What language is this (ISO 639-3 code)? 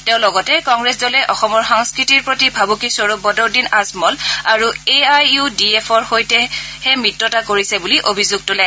asm